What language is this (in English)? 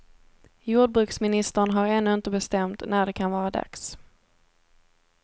Swedish